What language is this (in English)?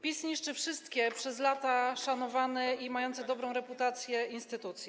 Polish